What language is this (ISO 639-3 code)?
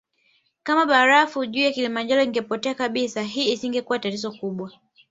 swa